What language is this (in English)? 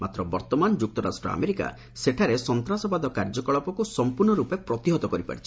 Odia